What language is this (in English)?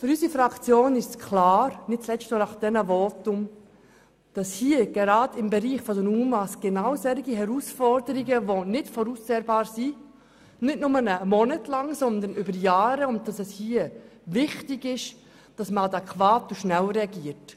Swiss German